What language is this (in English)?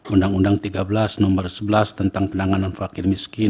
Indonesian